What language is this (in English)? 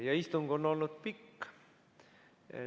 Estonian